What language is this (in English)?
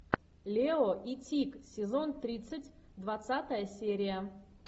Russian